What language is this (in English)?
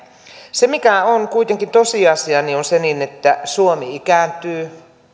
Finnish